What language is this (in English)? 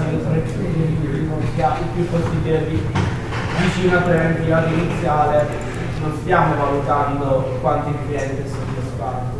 Italian